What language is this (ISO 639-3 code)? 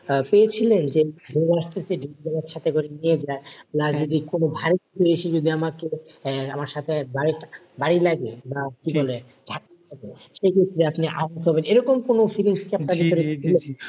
ben